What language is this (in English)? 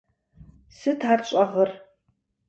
Kabardian